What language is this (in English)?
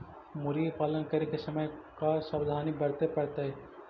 Magahi